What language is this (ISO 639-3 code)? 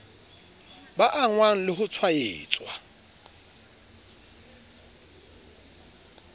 sot